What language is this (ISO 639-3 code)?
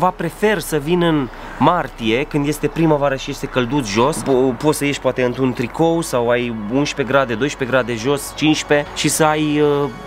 ron